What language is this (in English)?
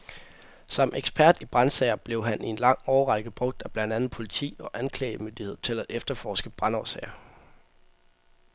Danish